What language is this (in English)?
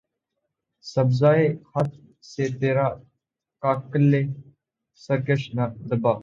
Urdu